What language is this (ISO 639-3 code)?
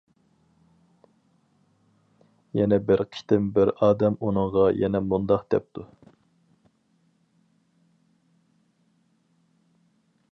uig